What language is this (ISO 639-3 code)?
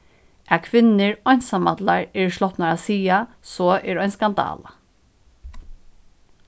fao